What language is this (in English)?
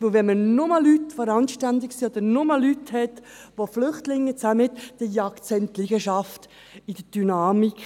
Swiss German